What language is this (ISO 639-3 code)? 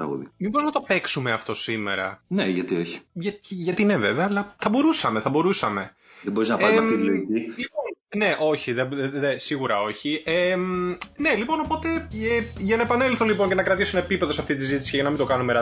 ell